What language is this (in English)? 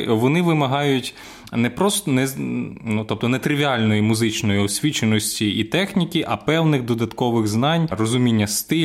Ukrainian